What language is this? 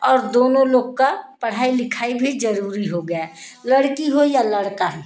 Hindi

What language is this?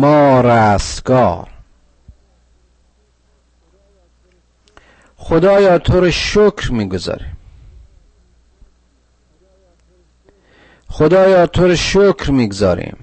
Persian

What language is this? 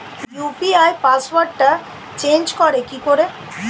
Bangla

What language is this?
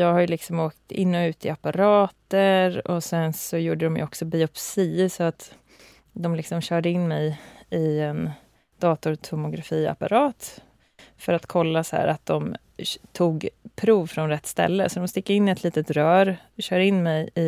Swedish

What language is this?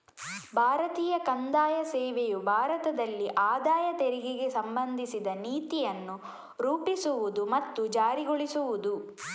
Kannada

